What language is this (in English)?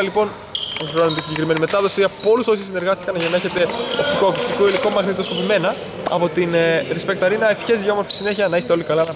Greek